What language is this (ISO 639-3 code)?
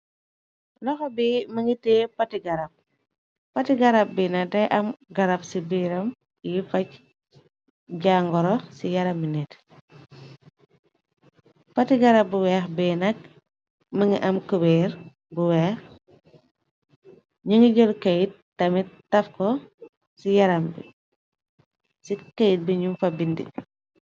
wol